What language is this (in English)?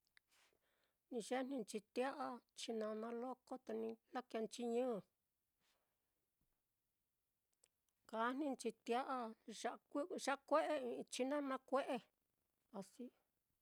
Mitlatongo Mixtec